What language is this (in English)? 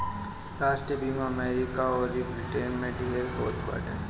Bhojpuri